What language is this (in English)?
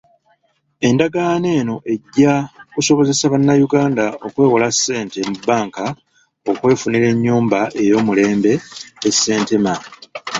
Ganda